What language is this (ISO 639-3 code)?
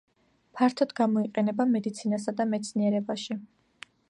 kat